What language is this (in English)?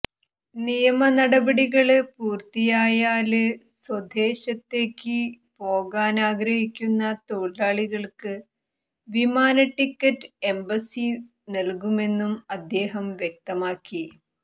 Malayalam